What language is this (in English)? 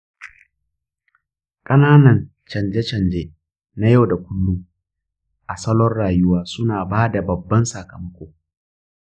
Hausa